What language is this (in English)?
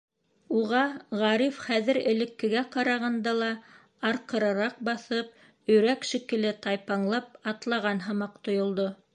Bashkir